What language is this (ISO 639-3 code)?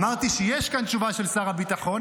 heb